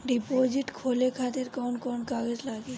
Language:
Bhojpuri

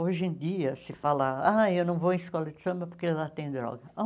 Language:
Portuguese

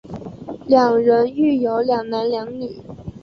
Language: Chinese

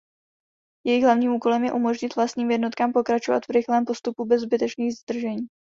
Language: Czech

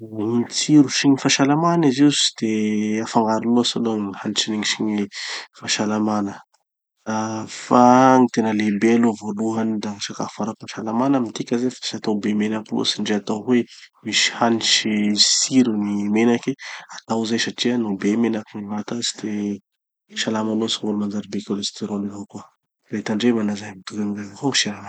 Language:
Tanosy Malagasy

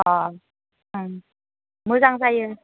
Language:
Bodo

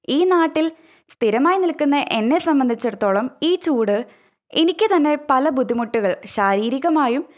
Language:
Malayalam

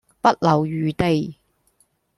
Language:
Cantonese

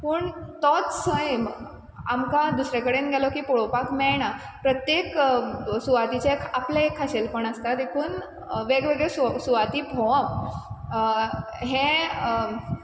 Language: Konkani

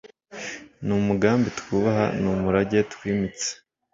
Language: Kinyarwanda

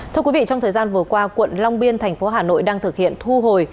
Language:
Vietnamese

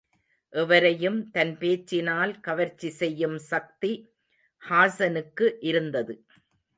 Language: Tamil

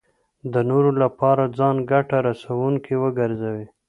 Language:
Pashto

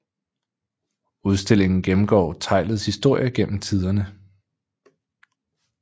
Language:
Danish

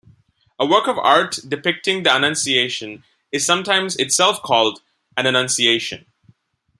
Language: English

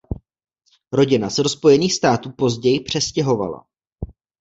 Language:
Czech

